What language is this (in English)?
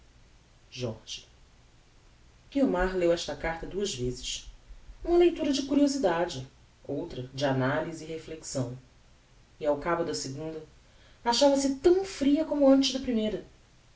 Portuguese